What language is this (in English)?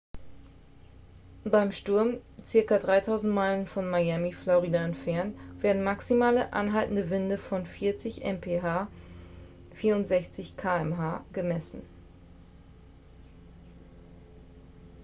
German